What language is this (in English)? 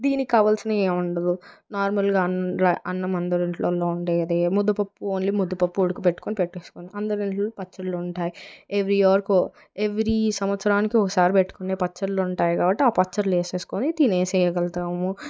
Telugu